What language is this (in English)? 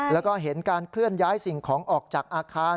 Thai